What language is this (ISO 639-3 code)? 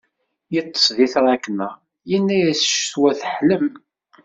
kab